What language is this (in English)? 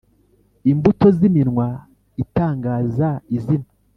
Kinyarwanda